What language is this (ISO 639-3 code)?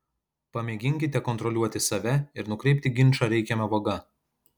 lit